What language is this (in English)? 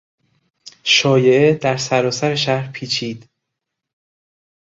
Persian